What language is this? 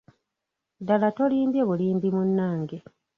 Ganda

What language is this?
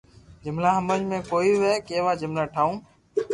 Loarki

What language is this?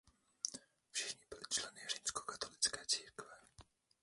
Czech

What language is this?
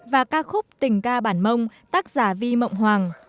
Vietnamese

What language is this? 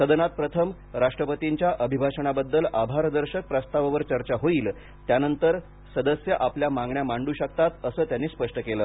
Marathi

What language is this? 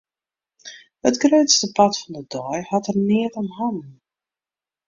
Western Frisian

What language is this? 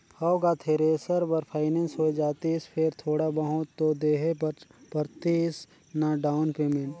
Chhattisgarhi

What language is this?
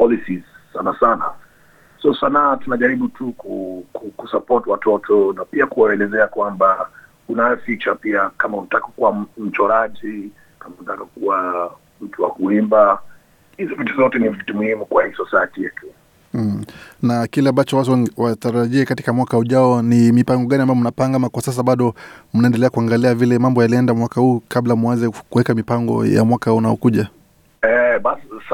Swahili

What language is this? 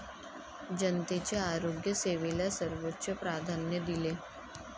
Marathi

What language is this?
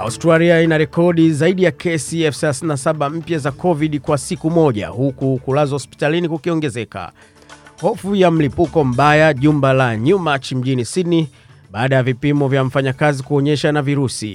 Swahili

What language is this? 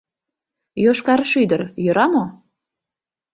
Mari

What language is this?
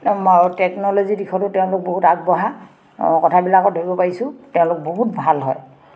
Assamese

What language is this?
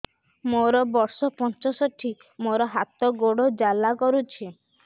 Odia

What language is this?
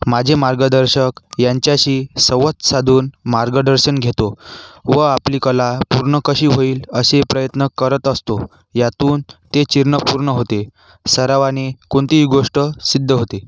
Marathi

